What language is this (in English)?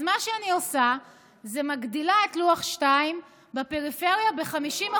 Hebrew